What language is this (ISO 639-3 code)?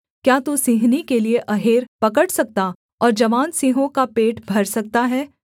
hin